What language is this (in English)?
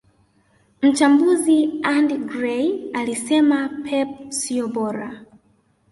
Swahili